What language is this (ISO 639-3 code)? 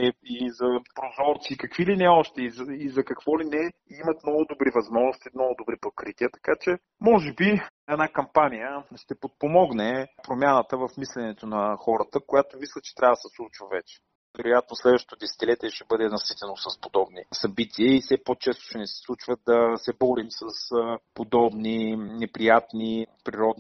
bul